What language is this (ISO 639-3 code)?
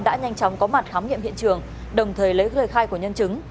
vie